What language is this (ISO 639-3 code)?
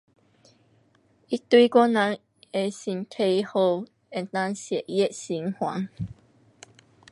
cpx